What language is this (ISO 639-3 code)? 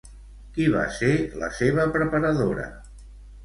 cat